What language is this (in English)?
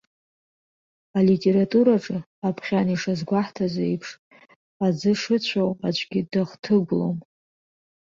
Abkhazian